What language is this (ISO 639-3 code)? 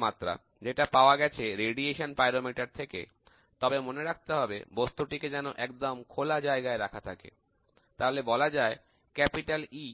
ben